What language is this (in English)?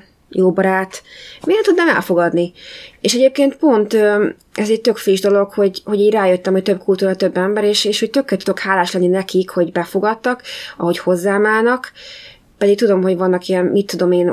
Hungarian